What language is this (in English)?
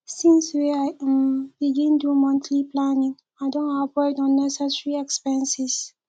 Nigerian Pidgin